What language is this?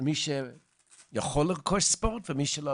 Hebrew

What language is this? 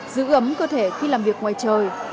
Vietnamese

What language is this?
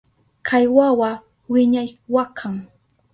Southern Pastaza Quechua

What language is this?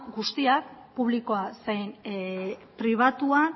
Basque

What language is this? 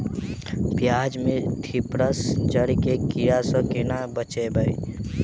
Maithili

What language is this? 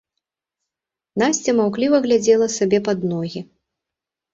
Belarusian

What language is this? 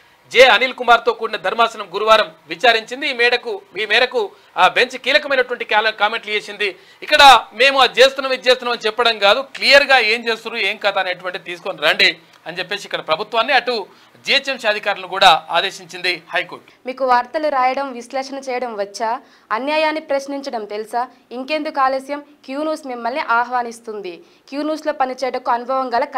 Telugu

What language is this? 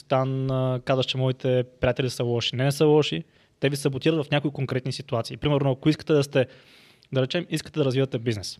Bulgarian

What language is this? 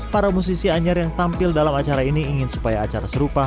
Indonesian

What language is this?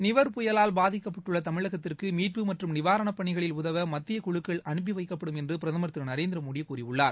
Tamil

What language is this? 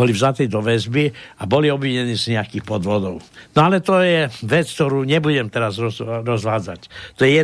Slovak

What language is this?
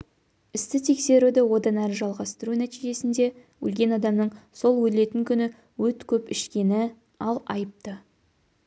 Kazakh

